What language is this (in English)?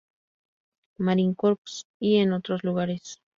Spanish